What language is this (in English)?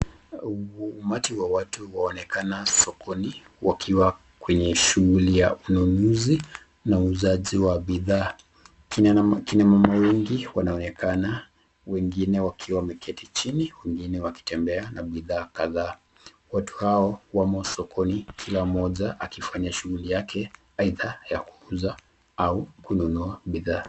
Swahili